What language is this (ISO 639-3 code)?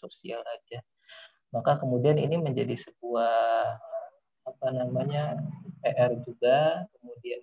ind